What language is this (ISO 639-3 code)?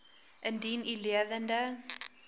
afr